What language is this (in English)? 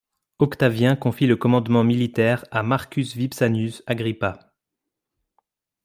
French